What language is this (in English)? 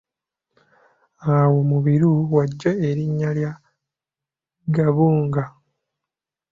Ganda